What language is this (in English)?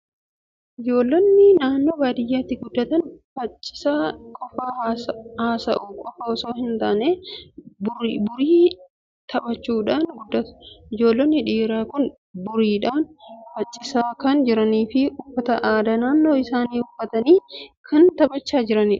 Oromo